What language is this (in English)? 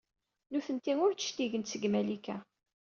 Kabyle